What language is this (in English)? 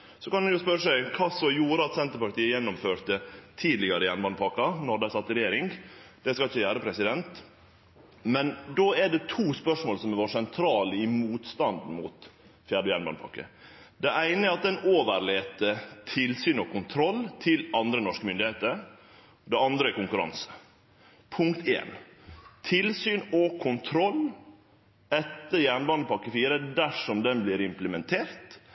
Norwegian Nynorsk